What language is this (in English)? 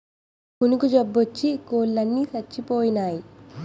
Telugu